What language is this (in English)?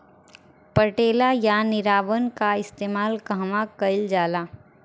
Bhojpuri